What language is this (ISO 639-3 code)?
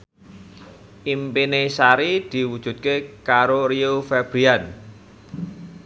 jav